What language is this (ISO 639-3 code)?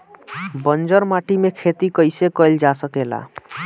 bho